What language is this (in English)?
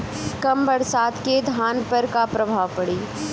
Bhojpuri